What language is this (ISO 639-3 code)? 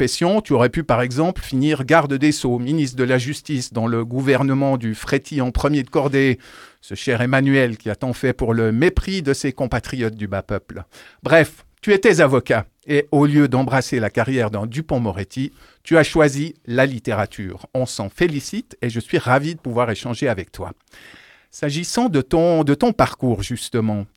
fra